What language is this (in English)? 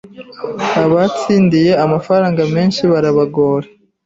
Kinyarwanda